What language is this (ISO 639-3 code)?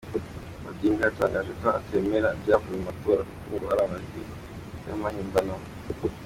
kin